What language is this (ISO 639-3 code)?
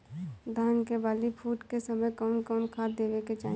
bho